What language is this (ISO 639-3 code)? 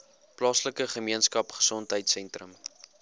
afr